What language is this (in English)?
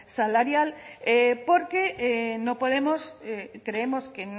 Spanish